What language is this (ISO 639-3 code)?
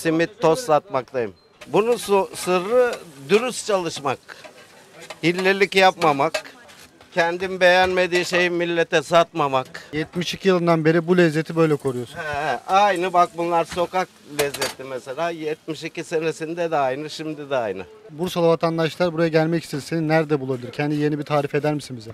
tur